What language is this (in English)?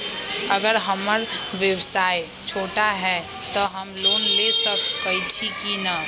Magahi